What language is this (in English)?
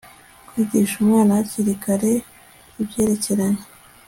Kinyarwanda